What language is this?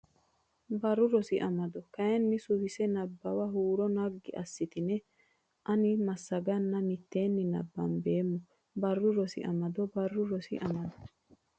Sidamo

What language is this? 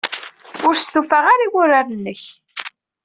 Kabyle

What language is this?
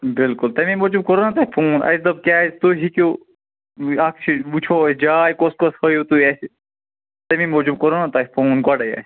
Kashmiri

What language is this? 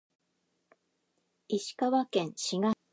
Japanese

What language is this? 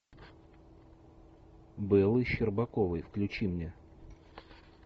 Russian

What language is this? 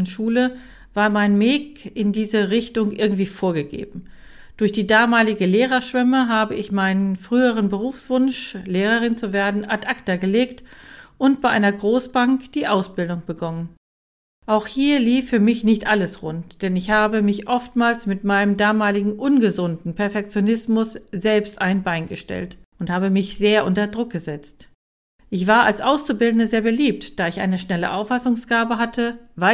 German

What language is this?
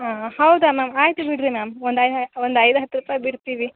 Kannada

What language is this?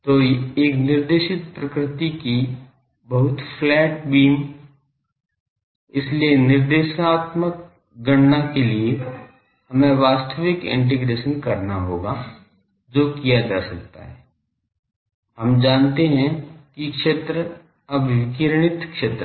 Hindi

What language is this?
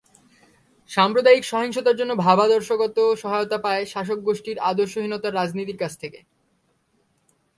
Bangla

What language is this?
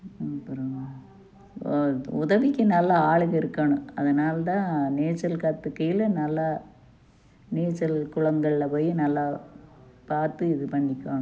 Tamil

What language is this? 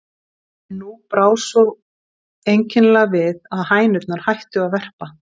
Icelandic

